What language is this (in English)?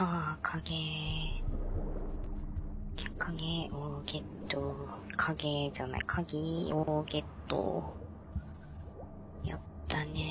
Japanese